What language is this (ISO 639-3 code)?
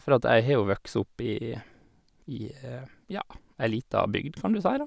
nor